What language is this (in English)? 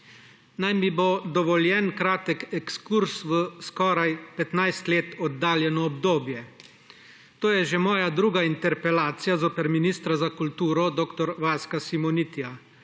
Slovenian